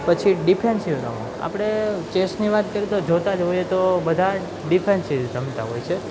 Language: Gujarati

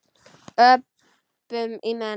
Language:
Icelandic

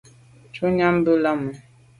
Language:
Medumba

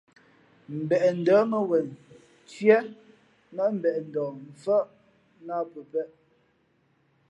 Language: Fe'fe'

